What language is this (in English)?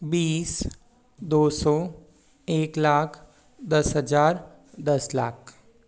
Hindi